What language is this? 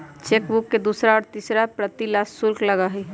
Magahi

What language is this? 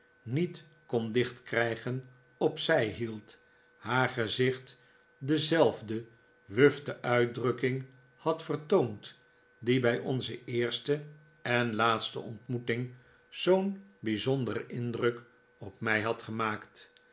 Dutch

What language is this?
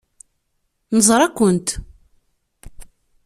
Kabyle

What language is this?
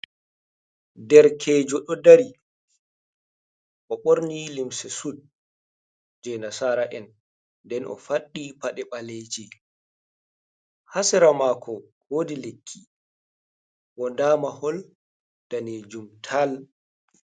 Fula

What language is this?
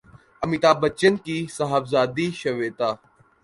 Urdu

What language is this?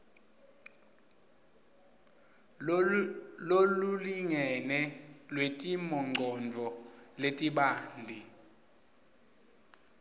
Swati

